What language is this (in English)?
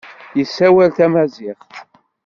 Kabyle